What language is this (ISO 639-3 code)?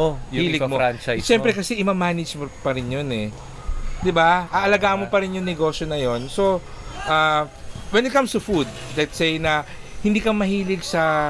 fil